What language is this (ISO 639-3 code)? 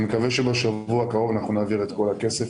heb